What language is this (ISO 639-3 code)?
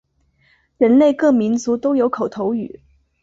zho